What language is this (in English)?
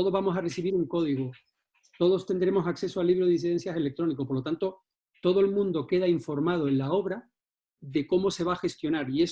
Spanish